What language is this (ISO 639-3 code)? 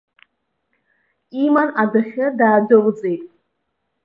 abk